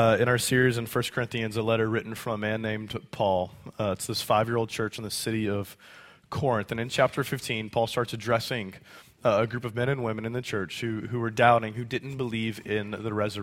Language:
English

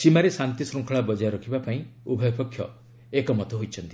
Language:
Odia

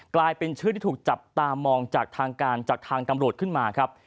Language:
Thai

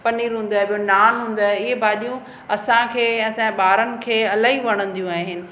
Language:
Sindhi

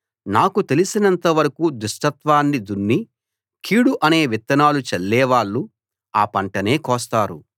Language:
Telugu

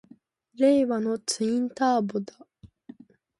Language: Japanese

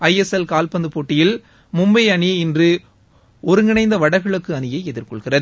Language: Tamil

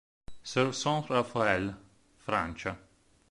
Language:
Italian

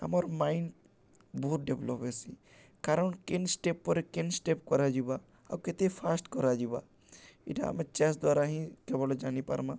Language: Odia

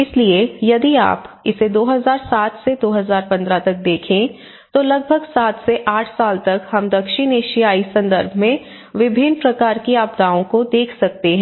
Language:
Hindi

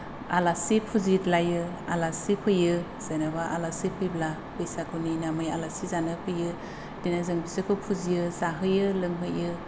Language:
Bodo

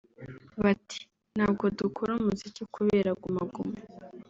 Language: Kinyarwanda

